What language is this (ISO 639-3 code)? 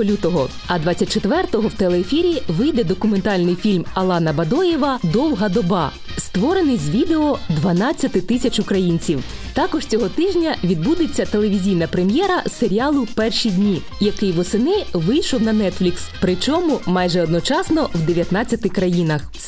ukr